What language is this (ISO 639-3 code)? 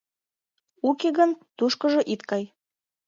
chm